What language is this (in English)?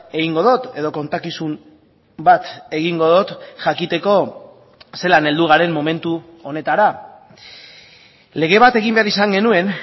Basque